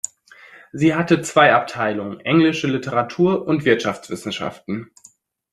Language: German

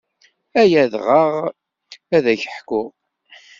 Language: Kabyle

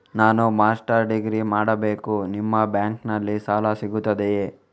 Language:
Kannada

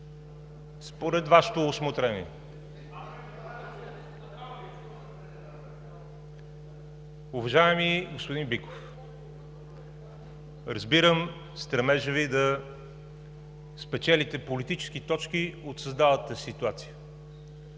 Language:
Bulgarian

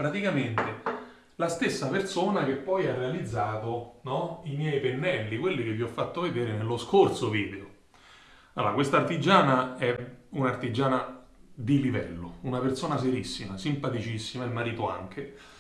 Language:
Italian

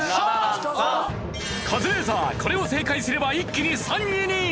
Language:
Japanese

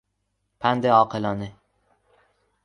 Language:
Persian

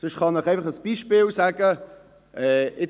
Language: Swiss German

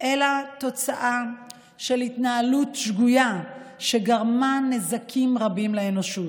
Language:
Hebrew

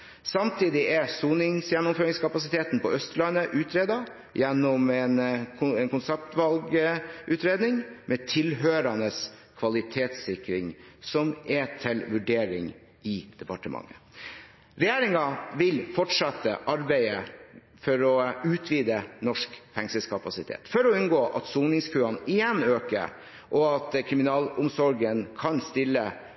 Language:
Norwegian Bokmål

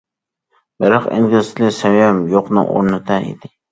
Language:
Uyghur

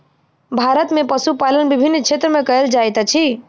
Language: Maithili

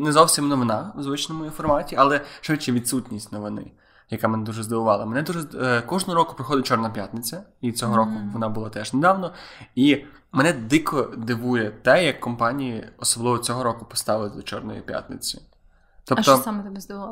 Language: Ukrainian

